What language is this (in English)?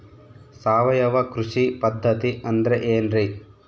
Kannada